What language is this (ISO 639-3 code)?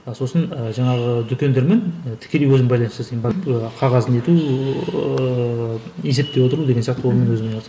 kaz